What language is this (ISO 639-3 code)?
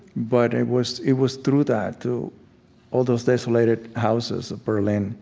eng